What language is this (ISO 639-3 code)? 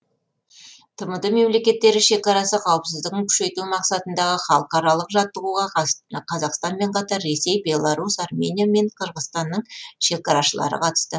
kaz